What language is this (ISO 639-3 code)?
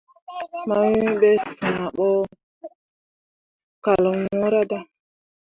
mua